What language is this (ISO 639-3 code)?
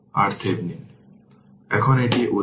ben